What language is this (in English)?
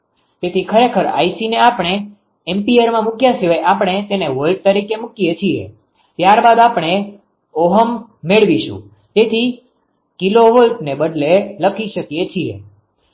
Gujarati